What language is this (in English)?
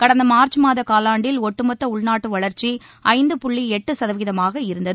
Tamil